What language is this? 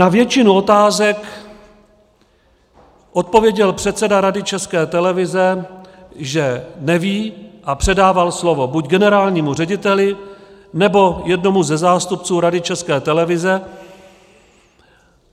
Czech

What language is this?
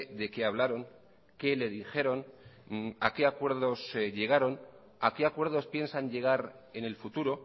Spanish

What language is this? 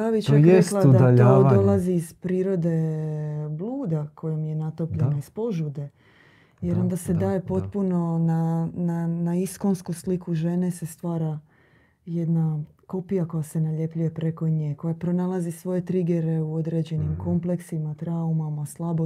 Croatian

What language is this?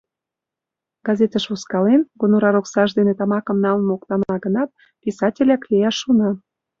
Mari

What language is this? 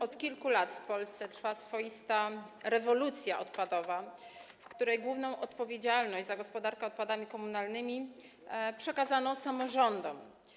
Polish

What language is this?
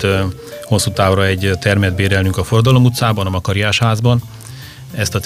Hungarian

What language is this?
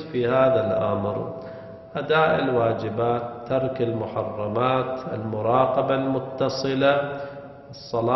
Arabic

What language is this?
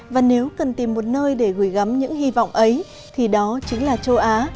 Vietnamese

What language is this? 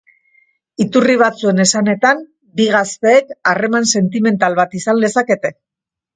Basque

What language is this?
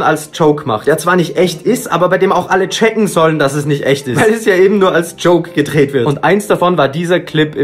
German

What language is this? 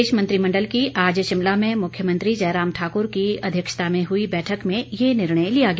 Hindi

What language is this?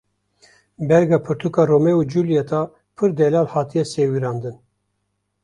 Kurdish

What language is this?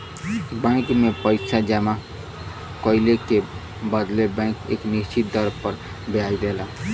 Bhojpuri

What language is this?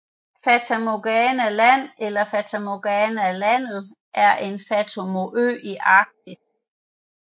Danish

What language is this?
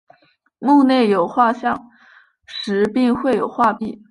Chinese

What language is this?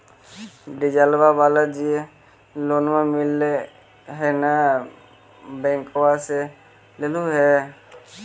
Magahi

